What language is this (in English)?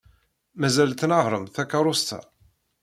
Kabyle